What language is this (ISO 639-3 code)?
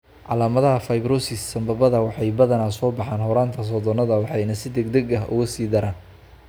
som